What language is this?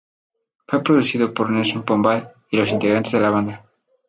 Spanish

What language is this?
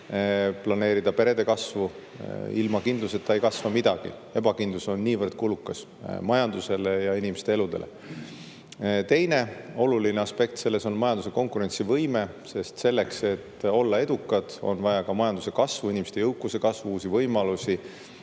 Estonian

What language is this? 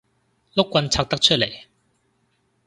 Cantonese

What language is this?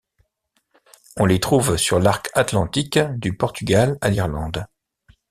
French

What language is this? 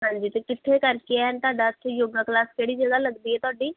Punjabi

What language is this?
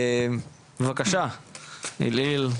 Hebrew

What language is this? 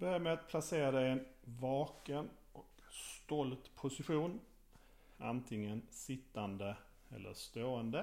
Swedish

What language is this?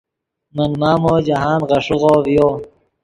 Yidgha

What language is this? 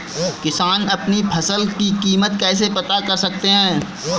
Hindi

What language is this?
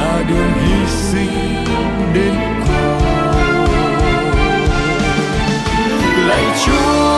Vietnamese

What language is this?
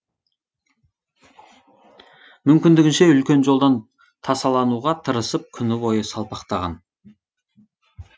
Kazakh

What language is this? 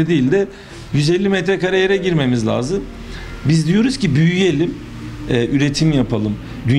Turkish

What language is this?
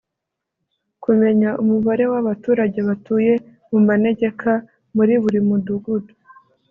Kinyarwanda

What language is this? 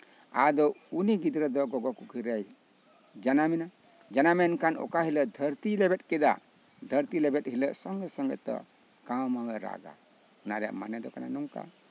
Santali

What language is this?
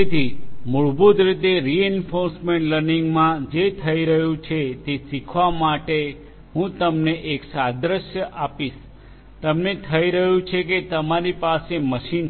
Gujarati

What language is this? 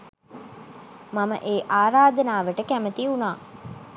Sinhala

